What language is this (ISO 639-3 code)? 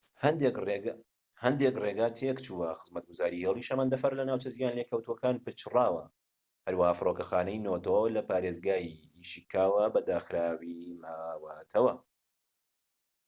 ckb